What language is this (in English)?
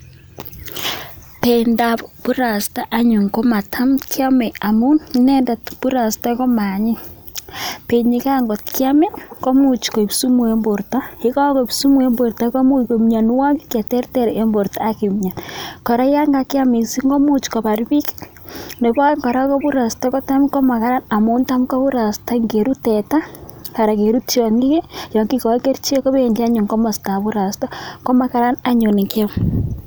Kalenjin